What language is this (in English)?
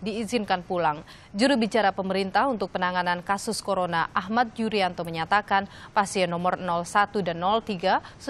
Indonesian